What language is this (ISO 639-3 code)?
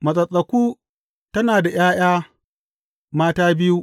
hau